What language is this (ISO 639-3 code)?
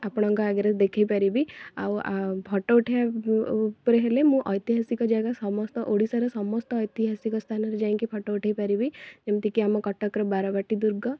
ori